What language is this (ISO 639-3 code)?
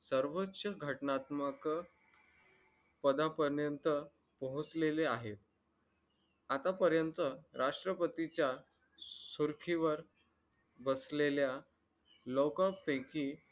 mar